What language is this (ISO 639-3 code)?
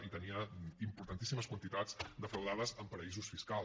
cat